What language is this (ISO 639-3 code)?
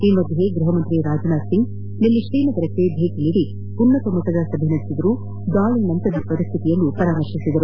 kan